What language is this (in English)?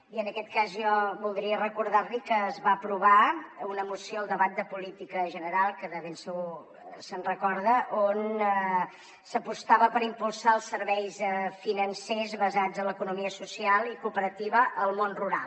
Catalan